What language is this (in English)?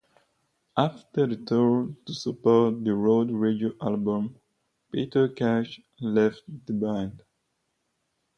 English